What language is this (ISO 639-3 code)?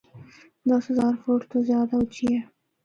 hno